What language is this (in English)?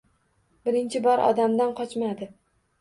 Uzbek